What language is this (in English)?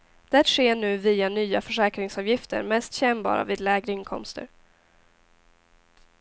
Swedish